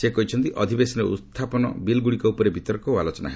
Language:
Odia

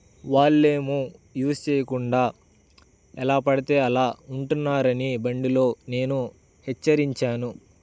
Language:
Telugu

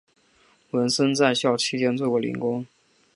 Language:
Chinese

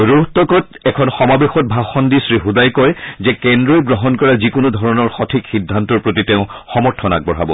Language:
Assamese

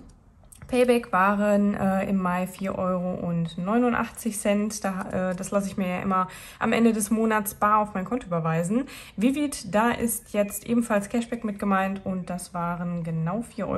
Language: German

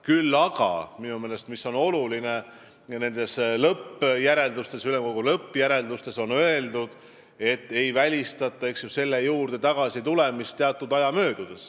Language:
Estonian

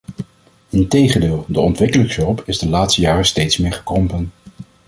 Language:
Dutch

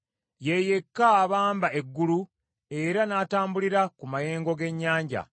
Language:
Ganda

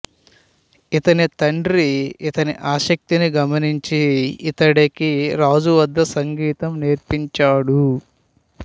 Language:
Telugu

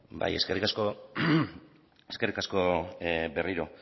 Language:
Basque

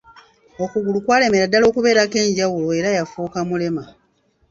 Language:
Ganda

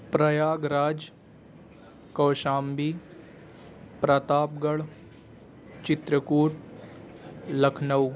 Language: Urdu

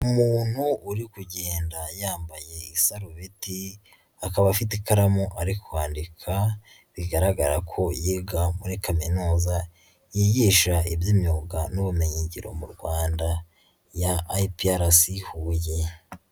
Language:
Kinyarwanda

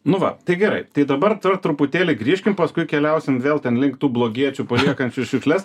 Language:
Lithuanian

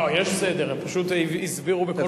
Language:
Hebrew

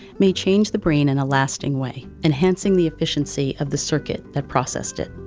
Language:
English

